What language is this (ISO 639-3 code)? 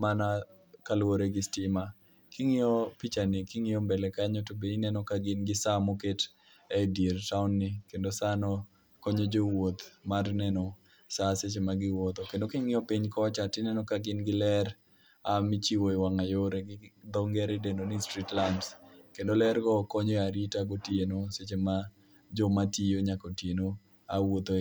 luo